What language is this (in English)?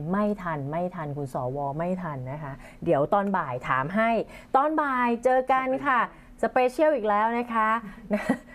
Thai